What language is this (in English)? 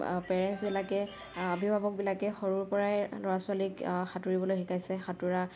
Assamese